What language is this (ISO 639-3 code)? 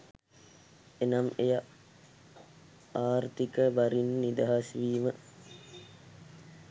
sin